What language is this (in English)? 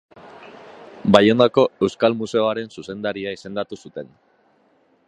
Basque